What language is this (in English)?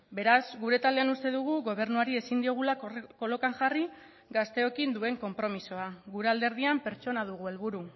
Basque